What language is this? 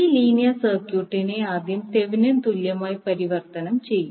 Malayalam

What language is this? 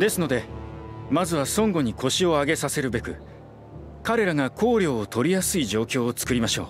Japanese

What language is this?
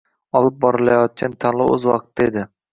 Uzbek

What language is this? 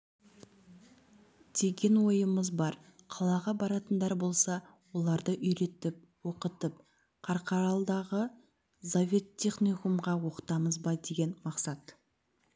Kazakh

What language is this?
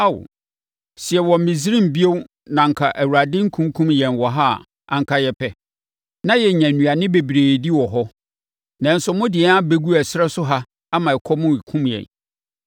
Akan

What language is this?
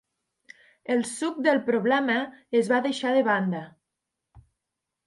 Catalan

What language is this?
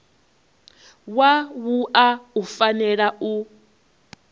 Venda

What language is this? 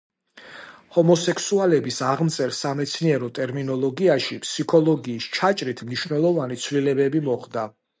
Georgian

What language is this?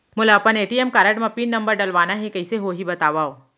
Chhattisgarhi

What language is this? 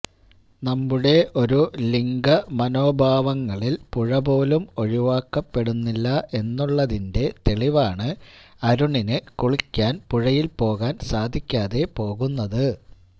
Malayalam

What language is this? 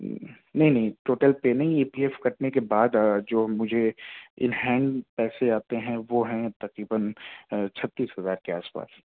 Urdu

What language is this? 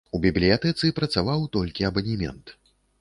Belarusian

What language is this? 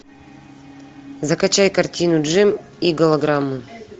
Russian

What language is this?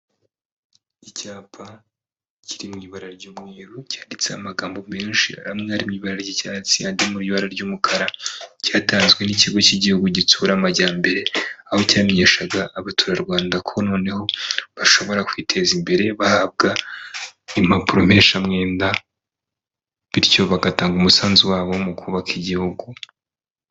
Kinyarwanda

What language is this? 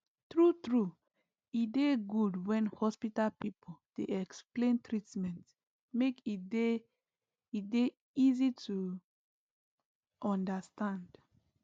Nigerian Pidgin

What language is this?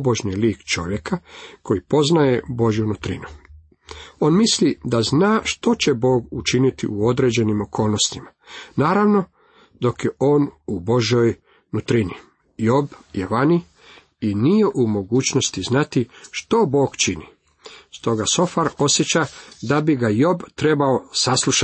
Croatian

